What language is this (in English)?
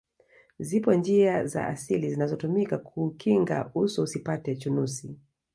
Swahili